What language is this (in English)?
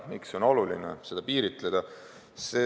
Estonian